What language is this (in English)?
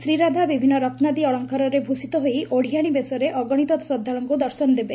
Odia